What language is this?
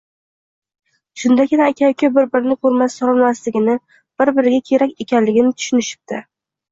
Uzbek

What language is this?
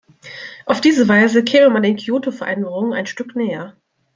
German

